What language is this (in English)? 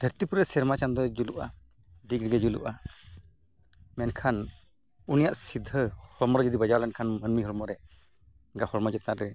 Santali